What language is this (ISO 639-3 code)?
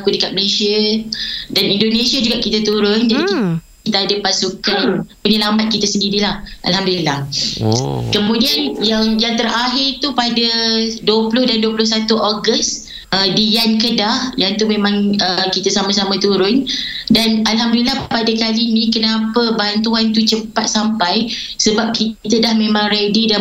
msa